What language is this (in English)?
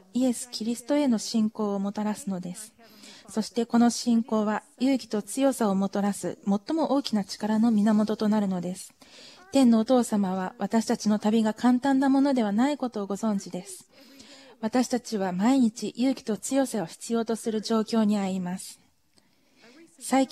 Japanese